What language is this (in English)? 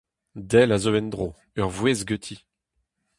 Breton